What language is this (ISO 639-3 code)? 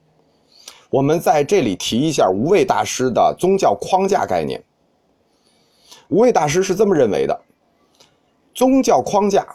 zho